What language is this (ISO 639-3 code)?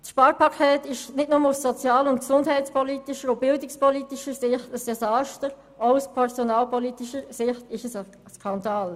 gsw